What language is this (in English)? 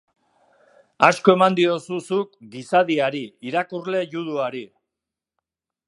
Basque